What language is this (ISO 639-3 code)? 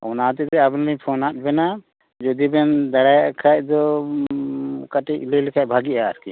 sat